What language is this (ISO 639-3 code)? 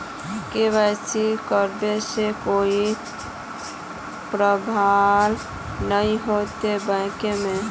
mag